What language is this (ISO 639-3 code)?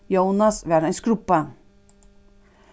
fao